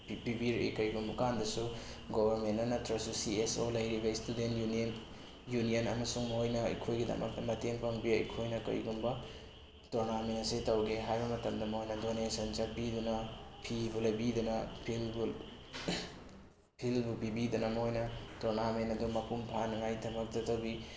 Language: Manipuri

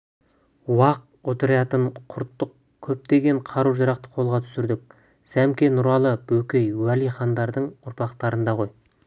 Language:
Kazakh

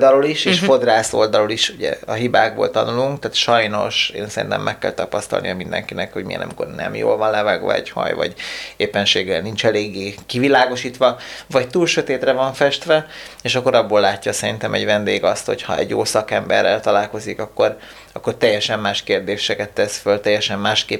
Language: Hungarian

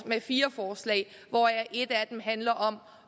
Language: Danish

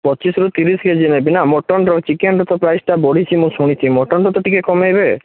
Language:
Odia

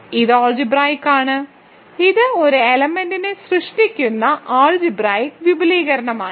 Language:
Malayalam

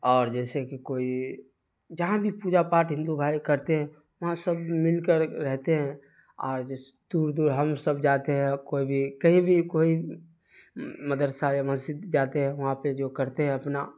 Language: Urdu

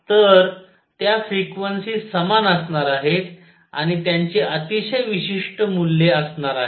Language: Marathi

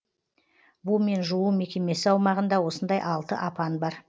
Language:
Kazakh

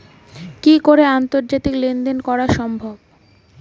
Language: Bangla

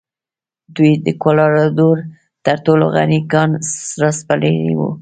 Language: Pashto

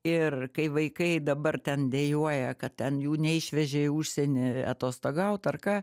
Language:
Lithuanian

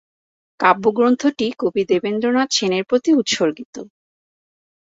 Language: Bangla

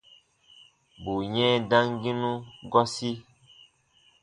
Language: Baatonum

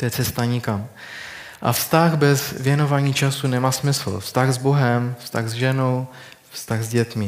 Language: Czech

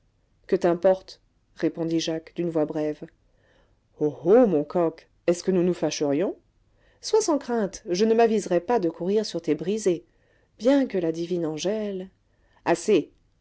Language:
French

